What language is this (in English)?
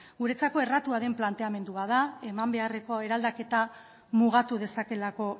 Basque